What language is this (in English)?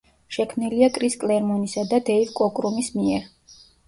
Georgian